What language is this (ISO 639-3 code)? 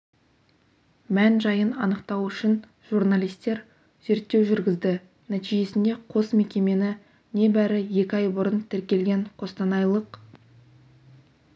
kaz